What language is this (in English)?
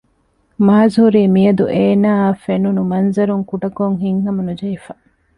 Divehi